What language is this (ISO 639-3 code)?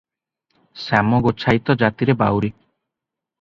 ori